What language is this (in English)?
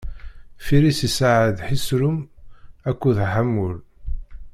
Kabyle